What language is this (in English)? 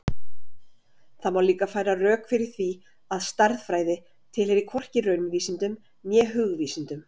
Icelandic